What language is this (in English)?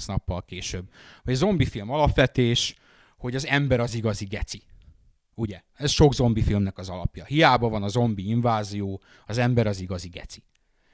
Hungarian